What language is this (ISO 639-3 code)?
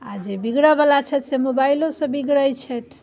mai